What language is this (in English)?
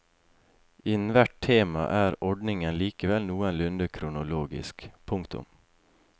Norwegian